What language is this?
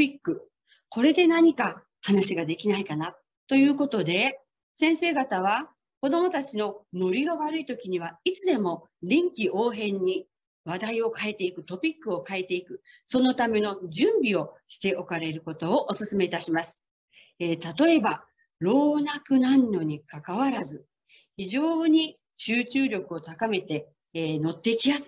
Japanese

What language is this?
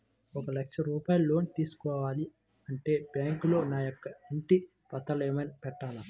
Telugu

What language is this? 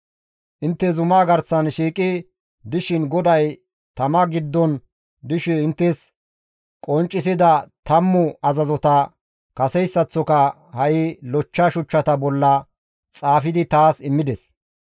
Gamo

